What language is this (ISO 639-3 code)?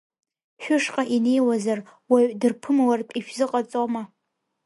abk